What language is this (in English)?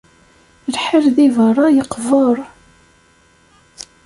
Kabyle